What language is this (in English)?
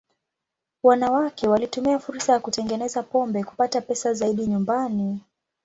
Swahili